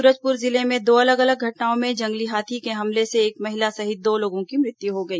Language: Hindi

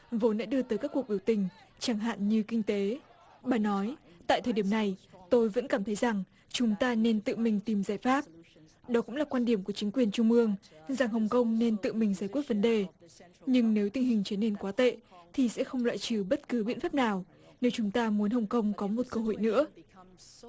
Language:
Vietnamese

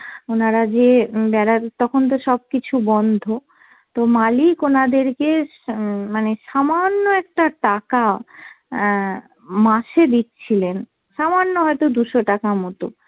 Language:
Bangla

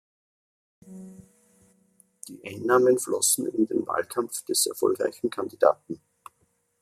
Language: German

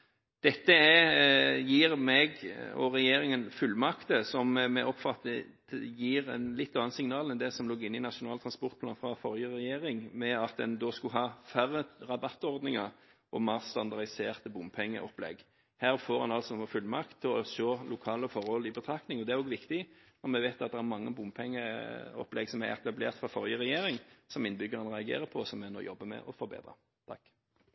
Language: Norwegian Bokmål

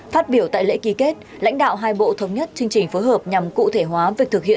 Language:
Vietnamese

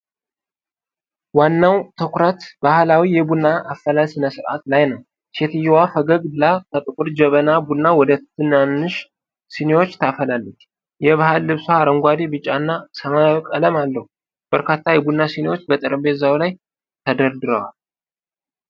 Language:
Amharic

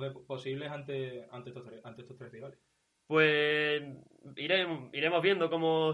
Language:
Spanish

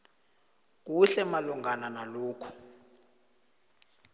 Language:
South Ndebele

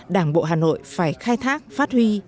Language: Vietnamese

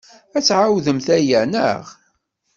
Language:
Kabyle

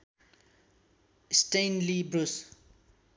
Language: Nepali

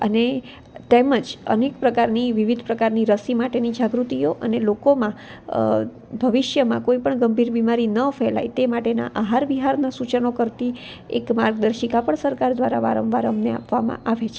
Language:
Gujarati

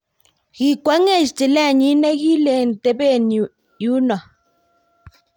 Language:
Kalenjin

